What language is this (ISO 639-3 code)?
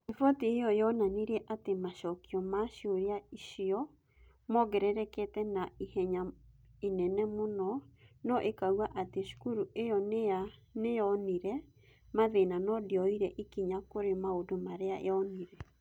kik